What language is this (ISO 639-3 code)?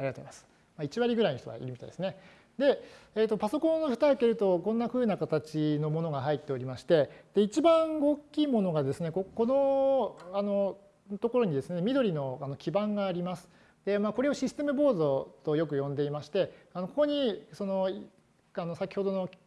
jpn